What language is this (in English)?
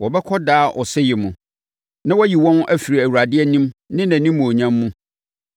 Akan